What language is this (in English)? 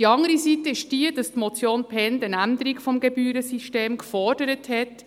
Swiss German